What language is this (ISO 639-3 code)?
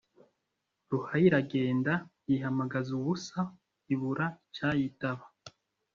kin